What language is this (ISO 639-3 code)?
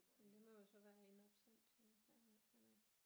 dan